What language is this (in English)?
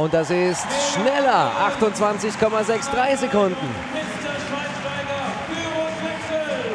German